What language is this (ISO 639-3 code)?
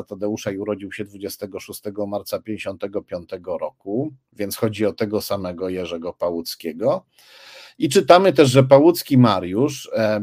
pol